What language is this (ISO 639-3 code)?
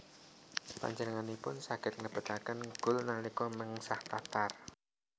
jav